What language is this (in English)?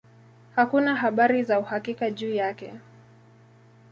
Swahili